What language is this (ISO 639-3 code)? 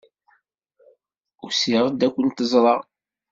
kab